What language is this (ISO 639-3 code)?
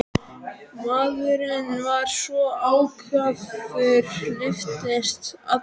isl